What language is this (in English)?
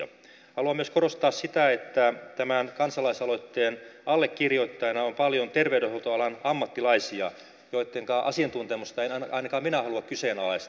Finnish